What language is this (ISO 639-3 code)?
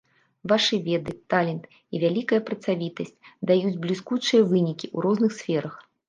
bel